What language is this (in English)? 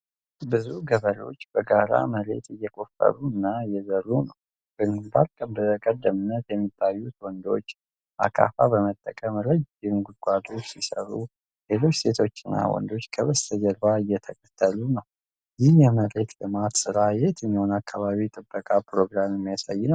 Amharic